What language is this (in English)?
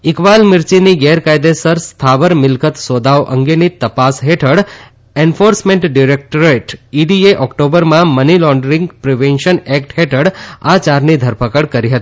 Gujarati